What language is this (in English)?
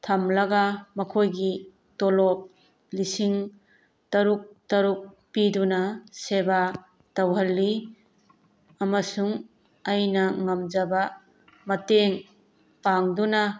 Manipuri